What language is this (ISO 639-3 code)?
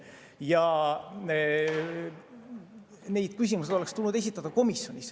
est